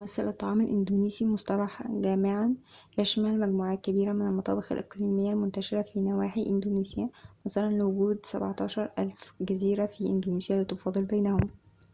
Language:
Arabic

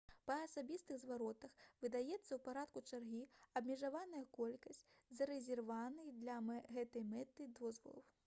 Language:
Belarusian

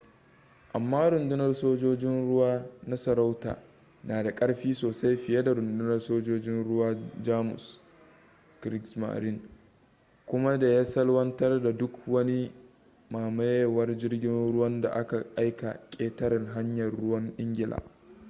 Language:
Hausa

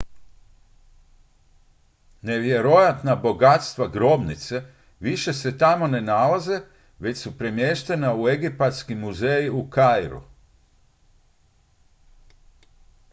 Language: Croatian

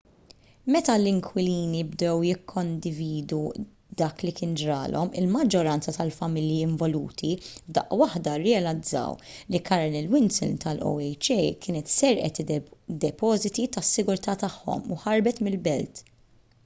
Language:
Maltese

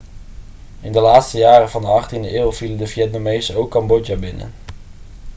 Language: Dutch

